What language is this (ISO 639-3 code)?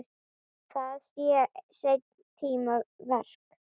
isl